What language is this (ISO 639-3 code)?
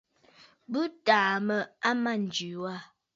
bfd